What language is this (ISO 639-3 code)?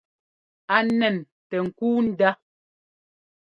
jgo